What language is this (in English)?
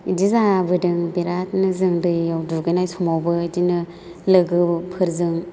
Bodo